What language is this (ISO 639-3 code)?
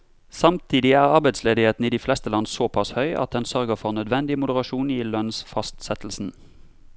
nor